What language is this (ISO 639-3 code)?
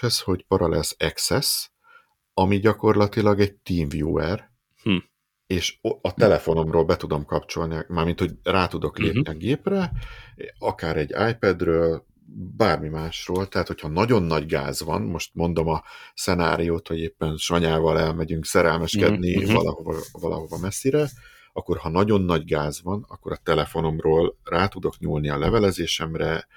hun